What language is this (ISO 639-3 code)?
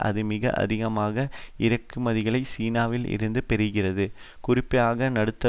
tam